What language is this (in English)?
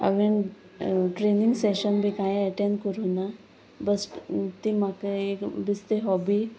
Konkani